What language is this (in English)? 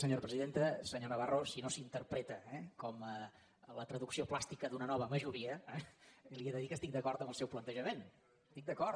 Catalan